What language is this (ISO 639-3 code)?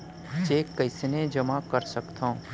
hne